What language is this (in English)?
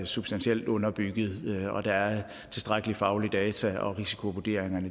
Danish